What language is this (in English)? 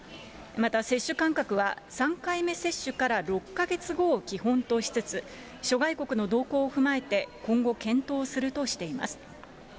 Japanese